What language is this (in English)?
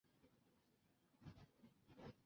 Chinese